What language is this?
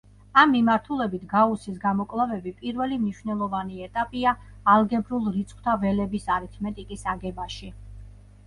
Georgian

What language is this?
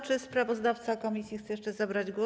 Polish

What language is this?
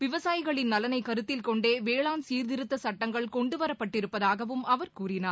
Tamil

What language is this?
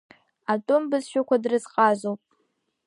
Abkhazian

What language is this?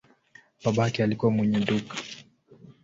Swahili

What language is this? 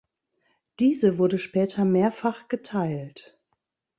German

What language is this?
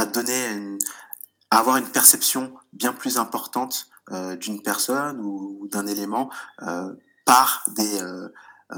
French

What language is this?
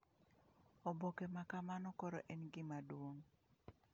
Luo (Kenya and Tanzania)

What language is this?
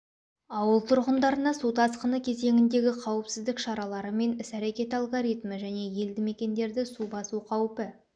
Kazakh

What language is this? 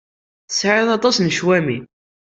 Kabyle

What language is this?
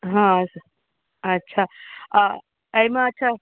Maithili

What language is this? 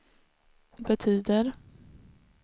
Swedish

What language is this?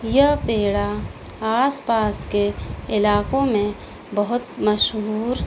Urdu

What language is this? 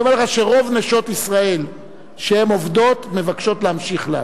Hebrew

